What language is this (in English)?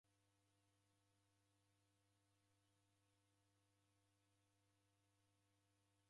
Taita